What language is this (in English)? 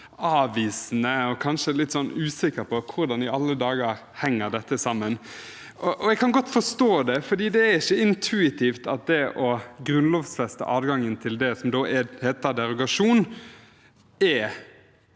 Norwegian